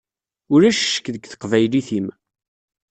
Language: Kabyle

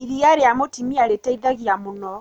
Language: Kikuyu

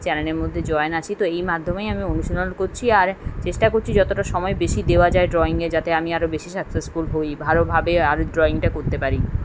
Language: Bangla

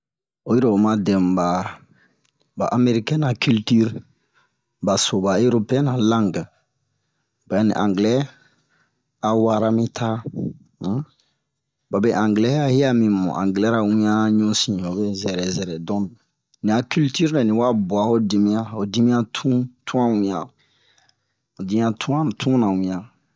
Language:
Bomu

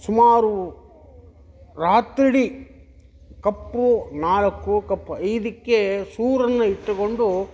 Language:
Kannada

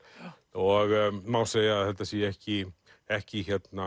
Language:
Icelandic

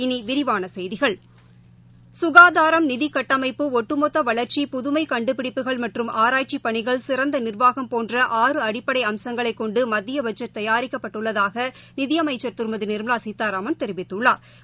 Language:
Tamil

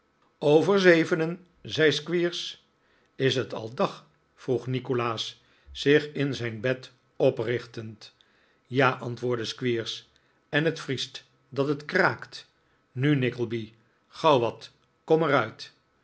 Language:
Dutch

